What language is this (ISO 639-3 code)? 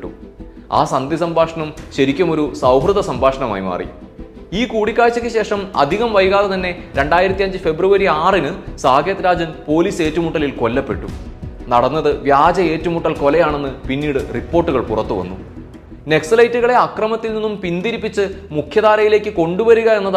mal